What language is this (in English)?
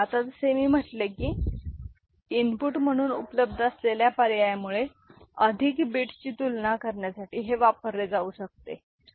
Marathi